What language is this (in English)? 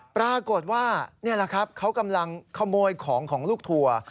Thai